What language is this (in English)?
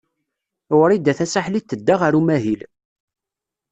Kabyle